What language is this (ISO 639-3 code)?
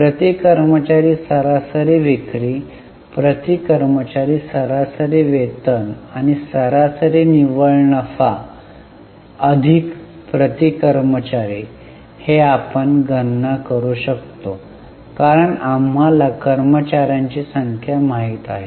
mar